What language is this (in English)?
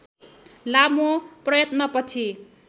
Nepali